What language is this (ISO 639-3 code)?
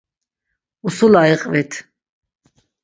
lzz